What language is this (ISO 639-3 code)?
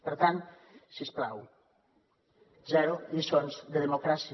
cat